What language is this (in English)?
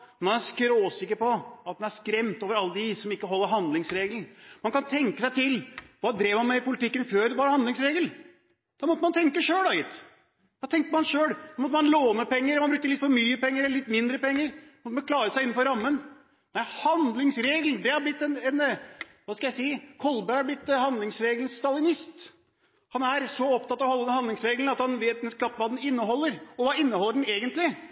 Norwegian Bokmål